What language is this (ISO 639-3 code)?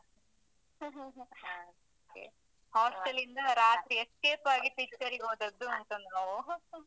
kan